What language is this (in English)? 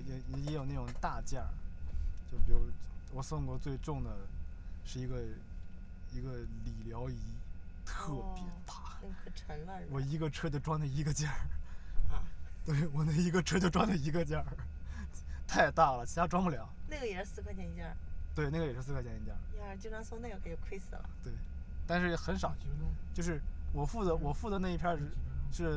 Chinese